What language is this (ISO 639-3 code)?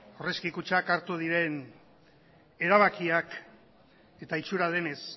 eus